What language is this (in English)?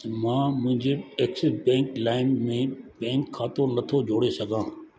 Sindhi